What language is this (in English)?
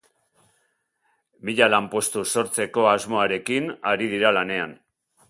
Basque